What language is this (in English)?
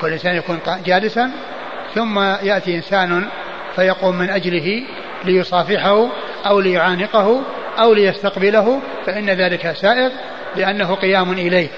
Arabic